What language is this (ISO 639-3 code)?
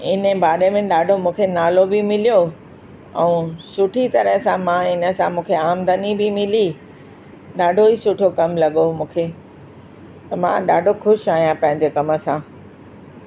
snd